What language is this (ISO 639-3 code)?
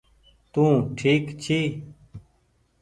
gig